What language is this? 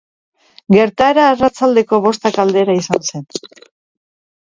Basque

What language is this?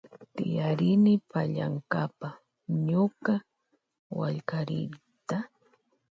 Loja Highland Quichua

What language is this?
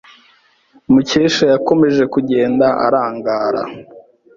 Kinyarwanda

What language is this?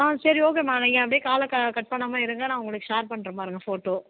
Tamil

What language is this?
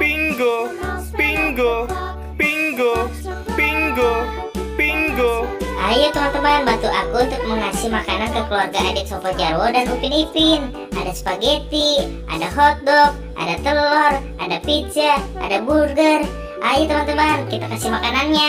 Indonesian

